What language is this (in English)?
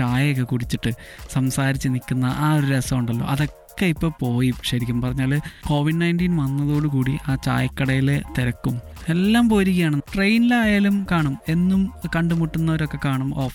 Malayalam